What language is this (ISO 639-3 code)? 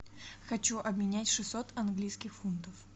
rus